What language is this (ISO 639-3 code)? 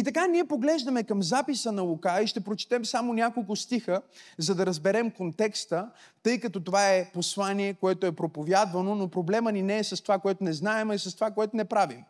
bul